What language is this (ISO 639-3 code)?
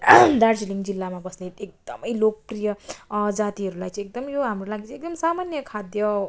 nep